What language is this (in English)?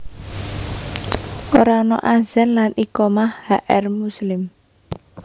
Javanese